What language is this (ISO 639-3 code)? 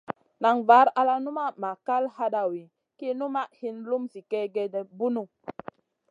mcn